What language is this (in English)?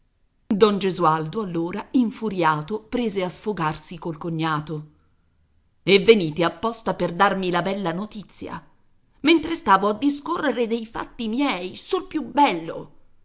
Italian